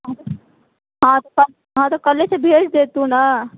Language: Maithili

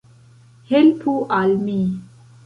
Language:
Esperanto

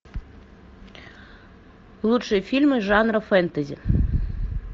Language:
Russian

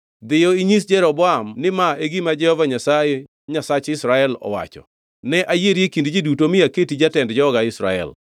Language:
Luo (Kenya and Tanzania)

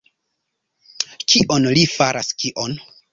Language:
Esperanto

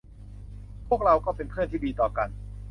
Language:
Thai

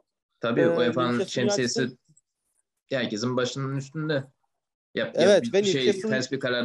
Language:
Turkish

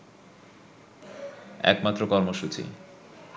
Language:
Bangla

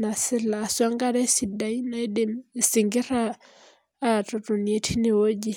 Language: Masai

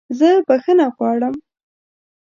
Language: Pashto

